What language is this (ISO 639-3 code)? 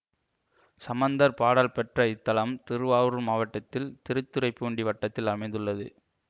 tam